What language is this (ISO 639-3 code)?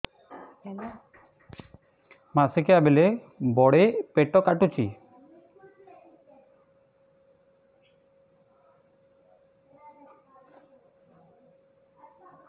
ori